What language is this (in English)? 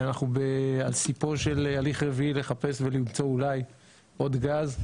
Hebrew